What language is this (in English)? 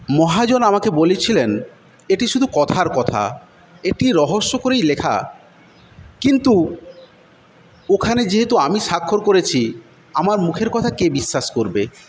Bangla